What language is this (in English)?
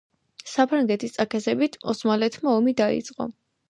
Georgian